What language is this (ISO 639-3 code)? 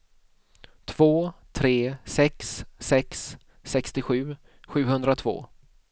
swe